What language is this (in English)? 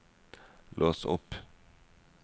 Norwegian